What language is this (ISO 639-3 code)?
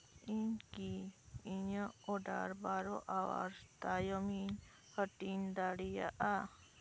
sat